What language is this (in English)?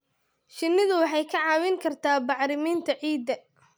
Somali